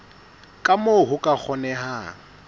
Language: Southern Sotho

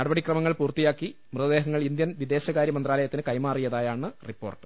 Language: Malayalam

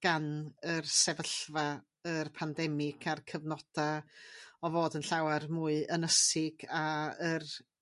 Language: Welsh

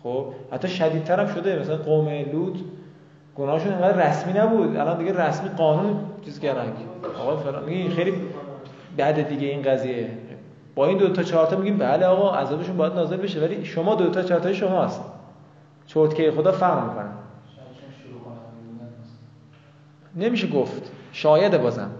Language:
Persian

